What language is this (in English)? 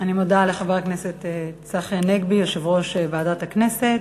Hebrew